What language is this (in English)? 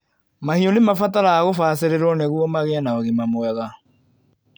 Kikuyu